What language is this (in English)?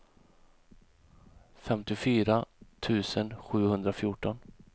Swedish